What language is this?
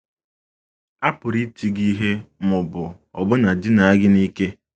Igbo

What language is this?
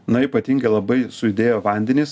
Lithuanian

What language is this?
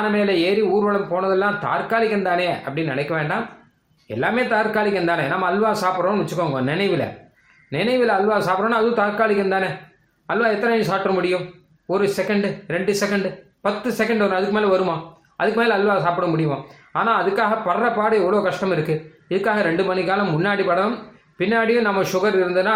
Tamil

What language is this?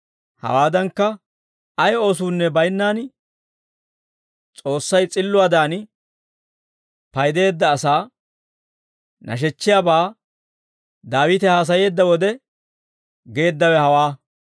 Dawro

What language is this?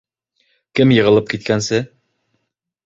Bashkir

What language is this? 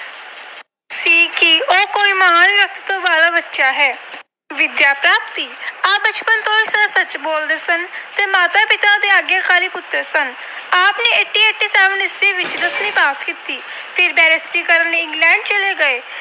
Punjabi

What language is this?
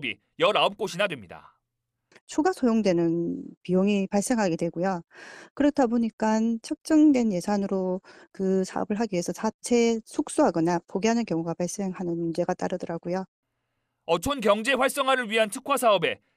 Korean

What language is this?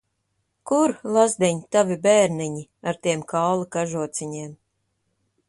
Latvian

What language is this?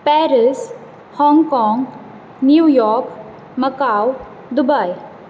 Konkani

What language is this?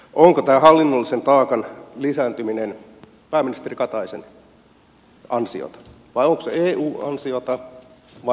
Finnish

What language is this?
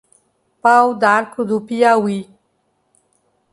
Portuguese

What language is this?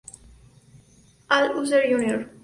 Spanish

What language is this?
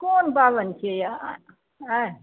Maithili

